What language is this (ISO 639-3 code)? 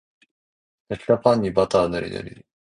jpn